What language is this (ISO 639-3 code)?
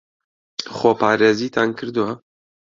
ckb